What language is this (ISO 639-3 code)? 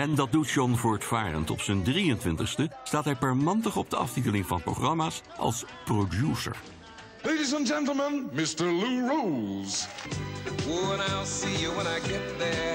nld